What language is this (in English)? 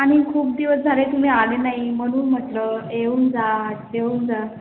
Marathi